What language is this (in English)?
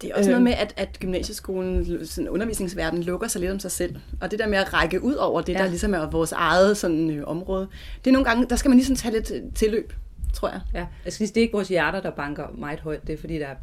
Danish